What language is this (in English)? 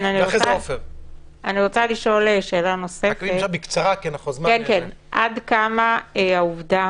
Hebrew